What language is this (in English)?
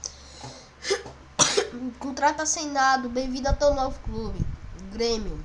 Portuguese